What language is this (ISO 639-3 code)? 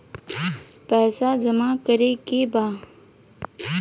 bho